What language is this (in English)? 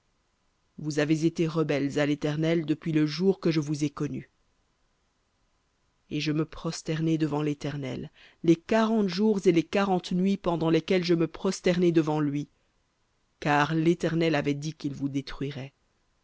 French